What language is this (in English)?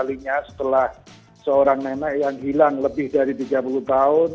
Indonesian